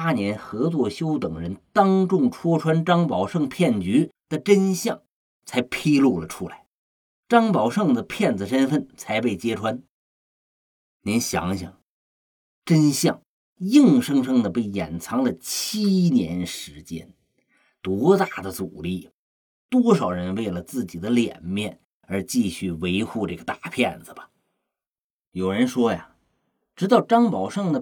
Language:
Chinese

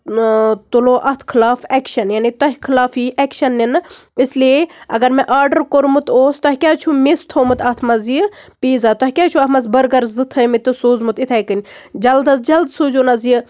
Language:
Kashmiri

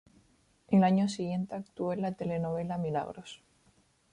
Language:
Spanish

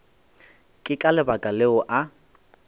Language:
Northern Sotho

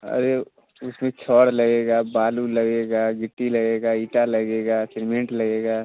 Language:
Hindi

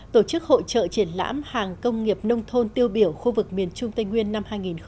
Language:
Vietnamese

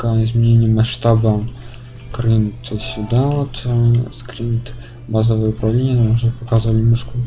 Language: Russian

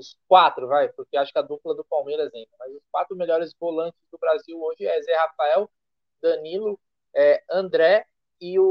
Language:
Portuguese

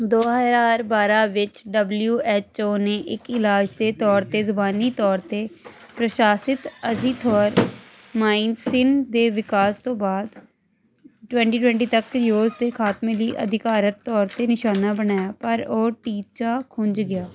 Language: Punjabi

